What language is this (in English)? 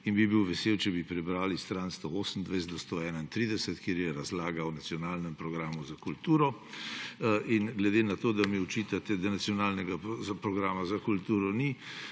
Slovenian